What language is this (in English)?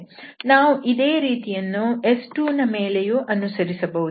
Kannada